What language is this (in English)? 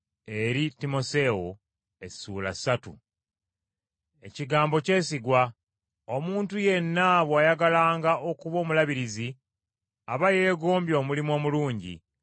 Ganda